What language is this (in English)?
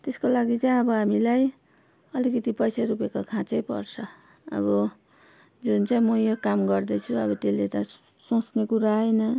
Nepali